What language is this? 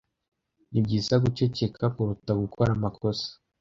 Kinyarwanda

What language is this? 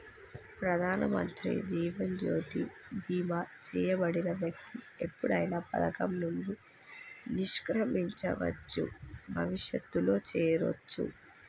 Telugu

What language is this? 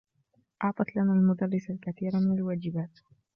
Arabic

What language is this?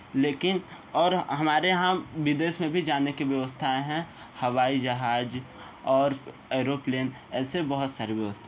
Hindi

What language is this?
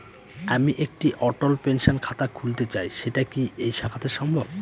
Bangla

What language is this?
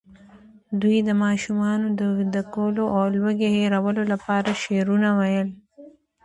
Pashto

